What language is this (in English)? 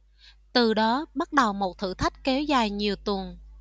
Vietnamese